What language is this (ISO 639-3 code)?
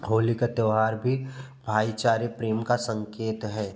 hin